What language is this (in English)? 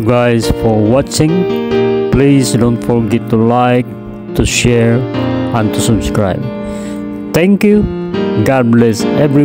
Filipino